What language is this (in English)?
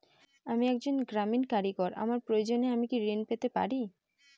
Bangla